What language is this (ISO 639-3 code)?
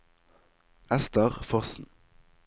nor